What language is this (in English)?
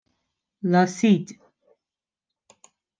Persian